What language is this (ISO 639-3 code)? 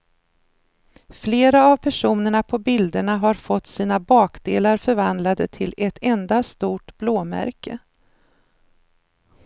swe